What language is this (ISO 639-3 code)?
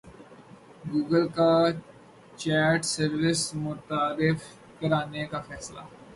urd